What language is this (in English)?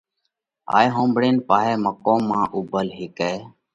Parkari Koli